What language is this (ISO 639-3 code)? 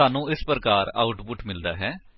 pan